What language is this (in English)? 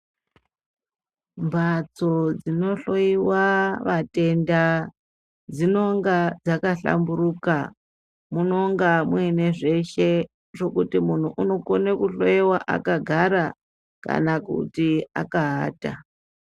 Ndau